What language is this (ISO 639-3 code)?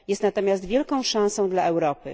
pol